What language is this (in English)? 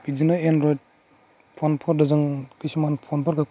Bodo